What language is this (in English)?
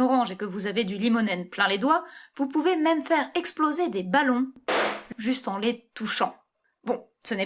French